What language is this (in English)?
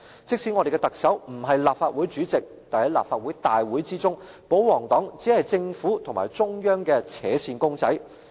Cantonese